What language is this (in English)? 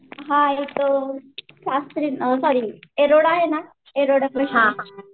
Marathi